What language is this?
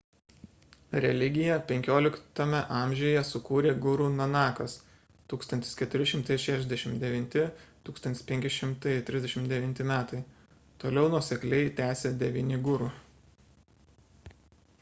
Lithuanian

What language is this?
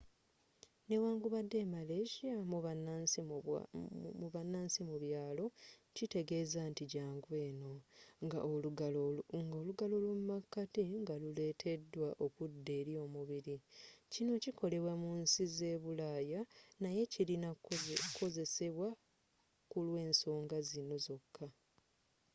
Ganda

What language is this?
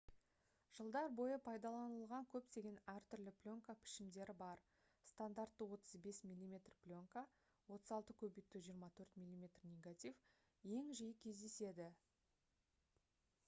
Kazakh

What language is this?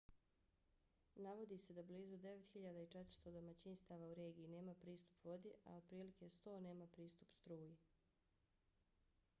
Bosnian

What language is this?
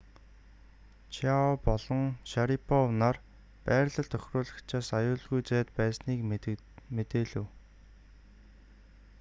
Mongolian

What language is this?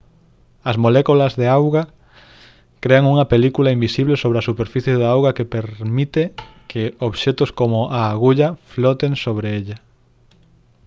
Galician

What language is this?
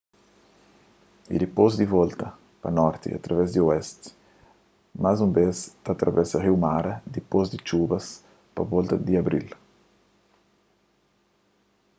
Kabuverdianu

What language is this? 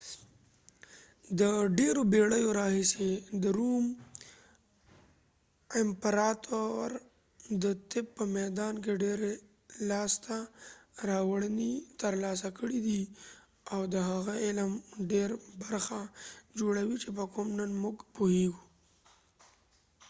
Pashto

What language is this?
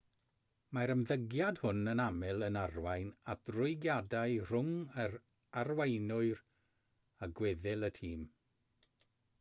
Welsh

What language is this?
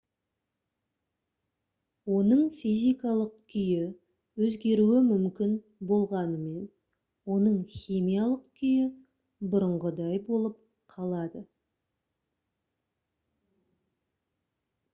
Kazakh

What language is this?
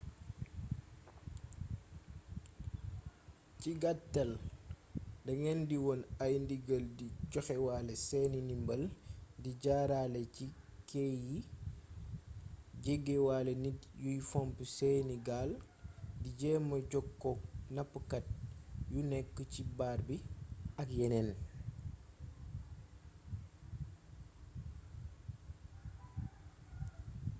Wolof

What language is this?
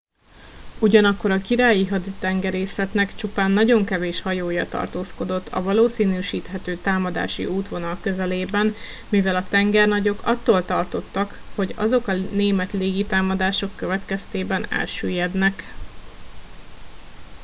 Hungarian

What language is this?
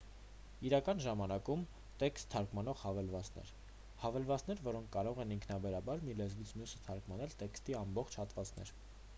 Armenian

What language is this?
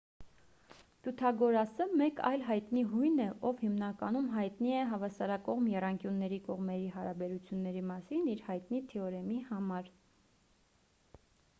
Armenian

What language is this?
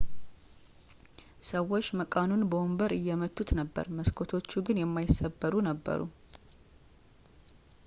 Amharic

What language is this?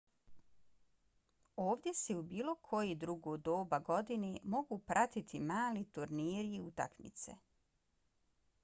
Bosnian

